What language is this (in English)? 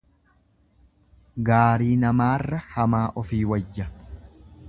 Oromo